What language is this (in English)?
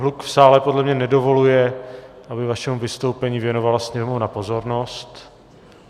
Czech